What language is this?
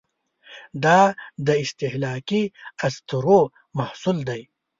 Pashto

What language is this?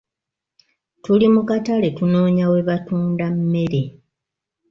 Ganda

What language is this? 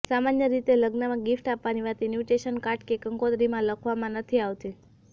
Gujarati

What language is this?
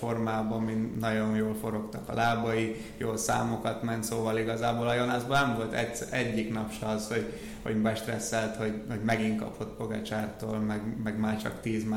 Hungarian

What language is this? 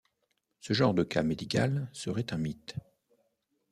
French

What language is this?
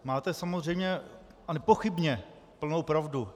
Czech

